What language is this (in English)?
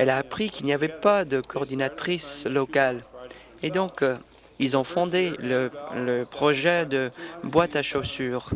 French